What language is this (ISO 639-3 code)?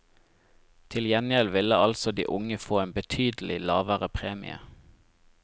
nor